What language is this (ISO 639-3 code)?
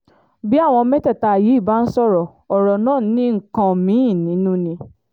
yor